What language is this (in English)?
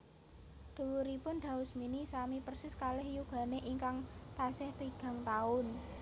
Javanese